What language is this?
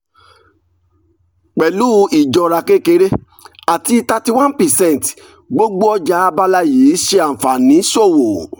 Yoruba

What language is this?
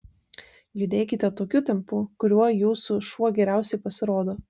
Lithuanian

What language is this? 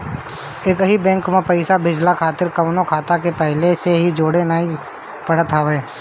Bhojpuri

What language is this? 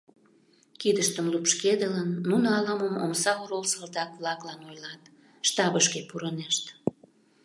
Mari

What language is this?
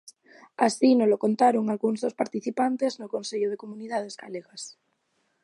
Galician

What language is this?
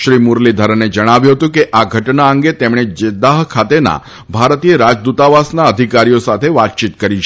Gujarati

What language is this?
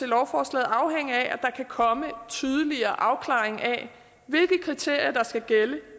Danish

